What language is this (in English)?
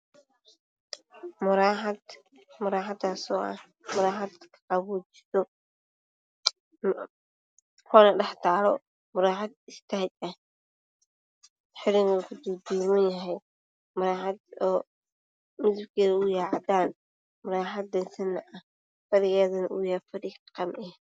Somali